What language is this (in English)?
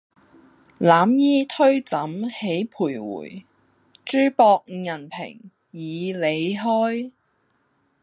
Cantonese